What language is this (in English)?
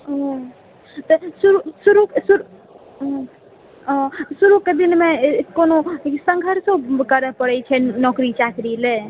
Maithili